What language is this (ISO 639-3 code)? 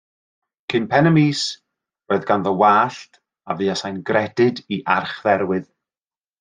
cym